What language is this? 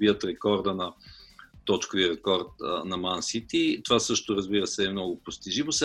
Bulgarian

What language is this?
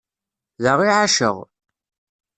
Kabyle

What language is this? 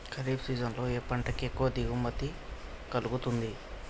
Telugu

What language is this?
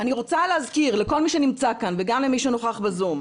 Hebrew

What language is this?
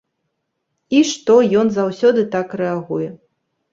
Belarusian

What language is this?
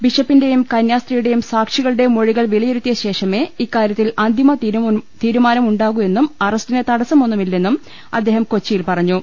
Malayalam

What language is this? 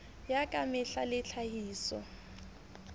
Southern Sotho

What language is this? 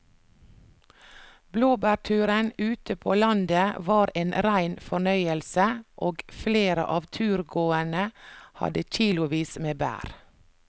Norwegian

